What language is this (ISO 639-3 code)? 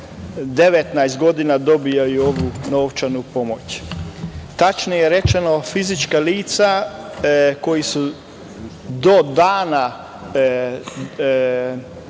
srp